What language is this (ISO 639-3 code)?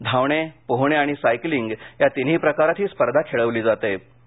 mar